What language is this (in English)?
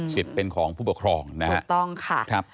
Thai